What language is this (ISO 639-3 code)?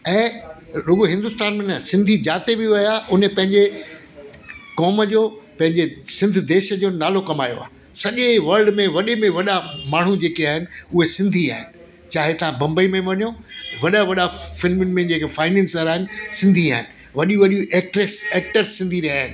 snd